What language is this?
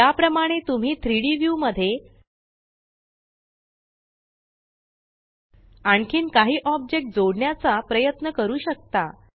Marathi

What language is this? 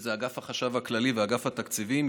Hebrew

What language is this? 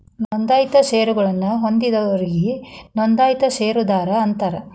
Kannada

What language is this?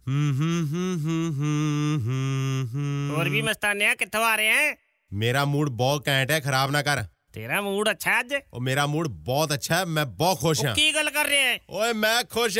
Punjabi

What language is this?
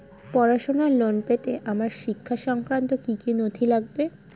Bangla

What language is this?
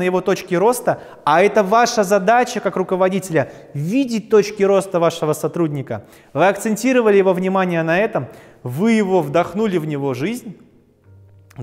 Russian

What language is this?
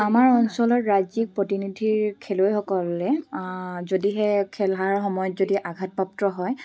Assamese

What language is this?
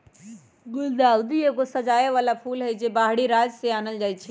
Magahi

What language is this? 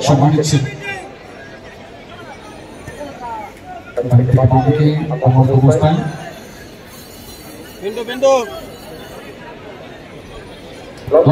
Arabic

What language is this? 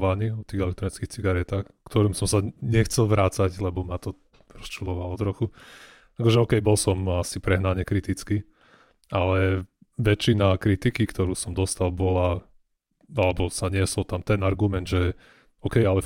Slovak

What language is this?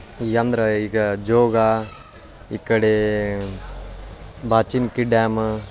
Kannada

